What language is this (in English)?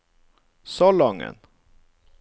Norwegian